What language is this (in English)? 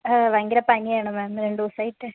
Malayalam